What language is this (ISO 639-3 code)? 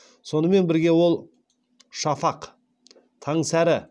kaz